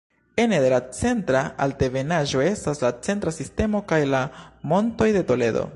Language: Esperanto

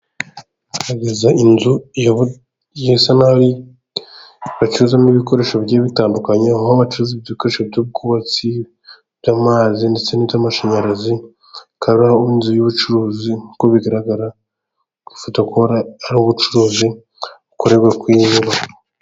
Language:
Kinyarwanda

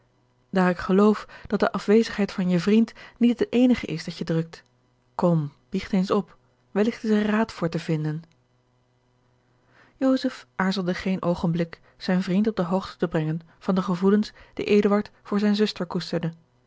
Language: Dutch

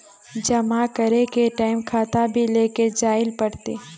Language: Magahi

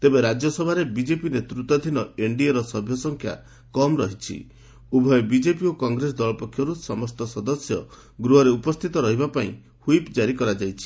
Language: Odia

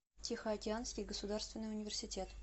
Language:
Russian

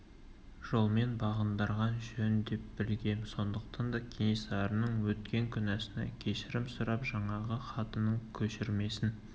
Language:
Kazakh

